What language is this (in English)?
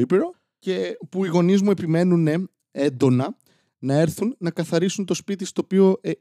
Greek